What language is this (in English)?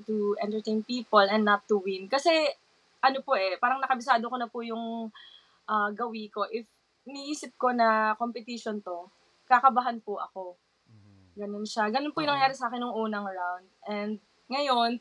Filipino